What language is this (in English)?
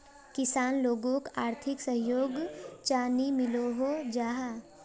Magahi